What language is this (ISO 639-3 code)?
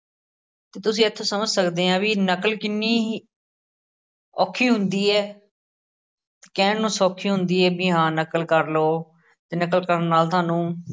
pan